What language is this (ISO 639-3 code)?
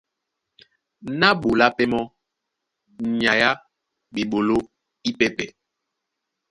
dua